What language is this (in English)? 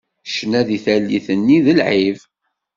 Kabyle